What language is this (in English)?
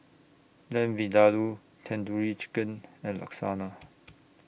English